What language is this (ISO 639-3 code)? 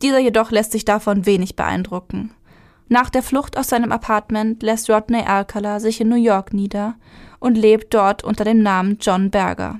deu